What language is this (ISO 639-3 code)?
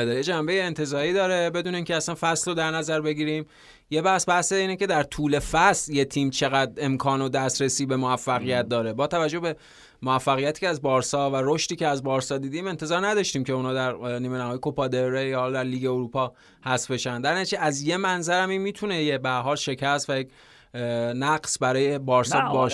fas